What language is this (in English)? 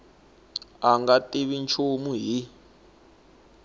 Tsonga